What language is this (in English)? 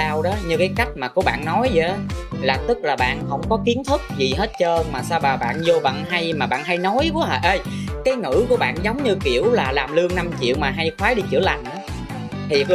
Vietnamese